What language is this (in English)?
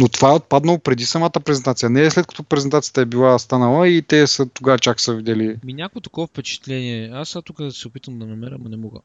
Bulgarian